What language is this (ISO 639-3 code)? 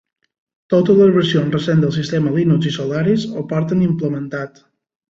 cat